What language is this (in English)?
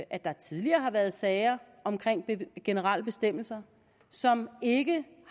Danish